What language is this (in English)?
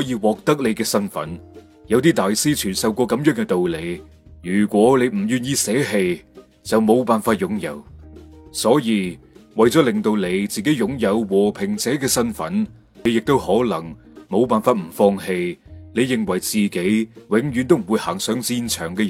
Chinese